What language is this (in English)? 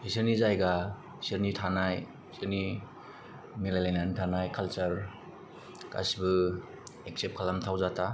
Bodo